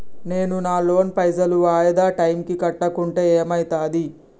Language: Telugu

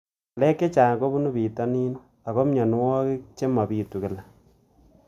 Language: Kalenjin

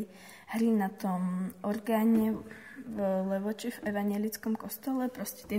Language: Slovak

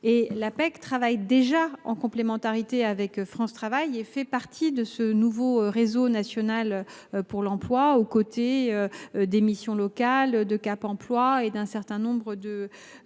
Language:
French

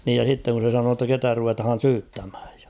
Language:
Finnish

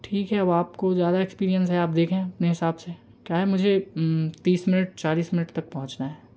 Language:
Hindi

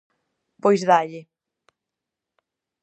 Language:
Galician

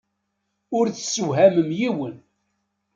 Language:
Kabyle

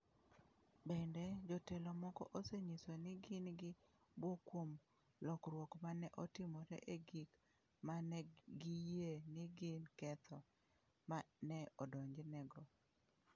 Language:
Luo (Kenya and Tanzania)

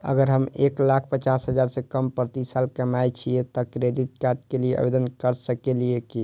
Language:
Maithili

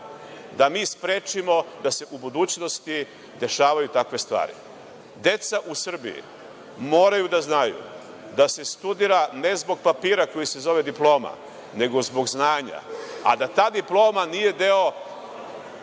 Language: Serbian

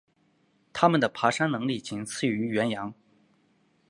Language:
Chinese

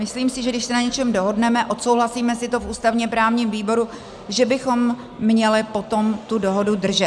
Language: Czech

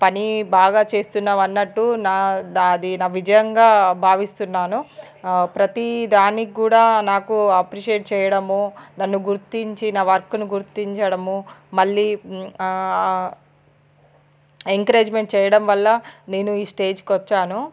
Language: Telugu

